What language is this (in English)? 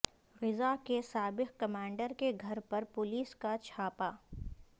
Urdu